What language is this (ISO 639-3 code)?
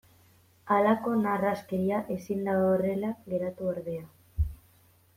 eus